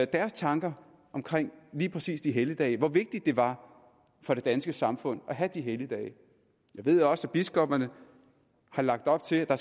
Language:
Danish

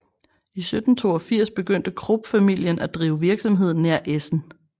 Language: Danish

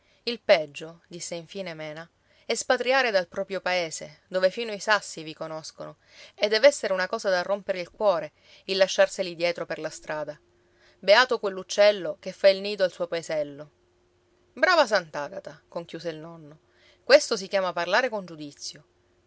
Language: Italian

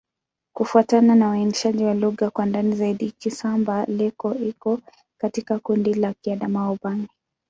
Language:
Swahili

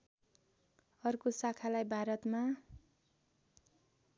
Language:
Nepali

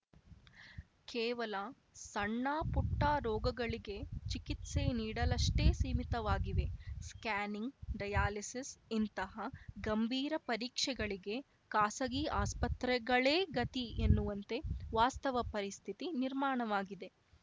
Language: Kannada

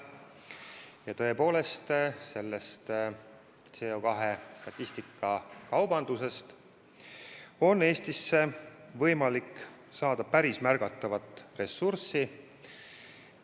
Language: Estonian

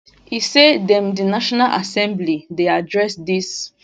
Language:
Nigerian Pidgin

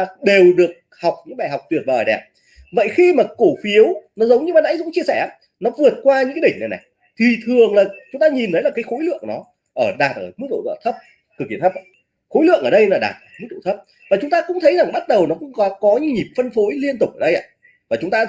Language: Vietnamese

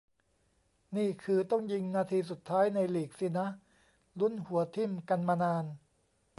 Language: Thai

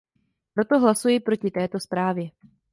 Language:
Czech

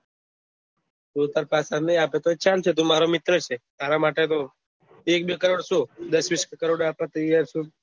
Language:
Gujarati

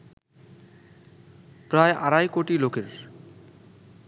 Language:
Bangla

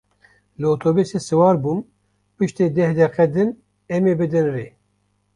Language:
Kurdish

